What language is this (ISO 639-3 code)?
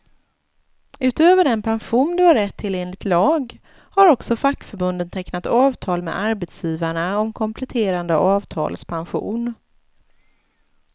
swe